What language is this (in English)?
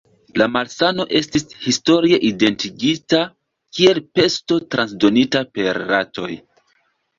Esperanto